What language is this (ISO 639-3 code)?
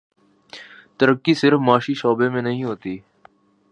urd